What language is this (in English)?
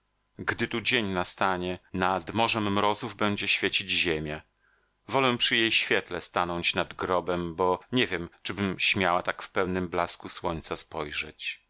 Polish